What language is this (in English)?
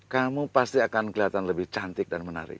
Indonesian